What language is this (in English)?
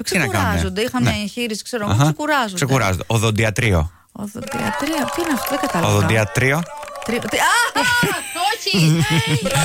Greek